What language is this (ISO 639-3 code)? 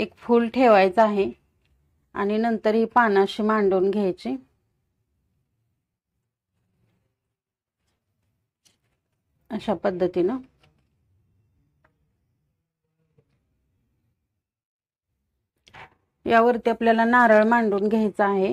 hin